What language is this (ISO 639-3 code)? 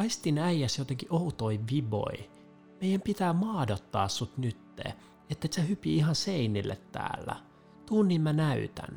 fin